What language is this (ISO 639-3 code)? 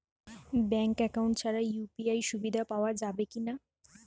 ben